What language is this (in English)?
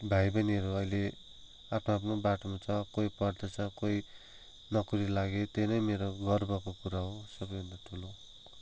Nepali